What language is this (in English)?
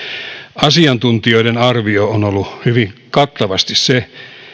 Finnish